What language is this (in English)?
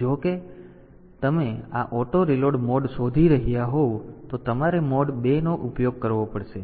Gujarati